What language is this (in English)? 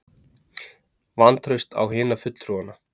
Icelandic